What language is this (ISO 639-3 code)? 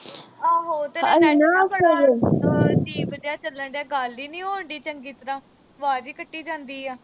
pan